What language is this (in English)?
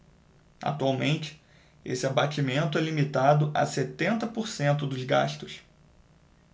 Portuguese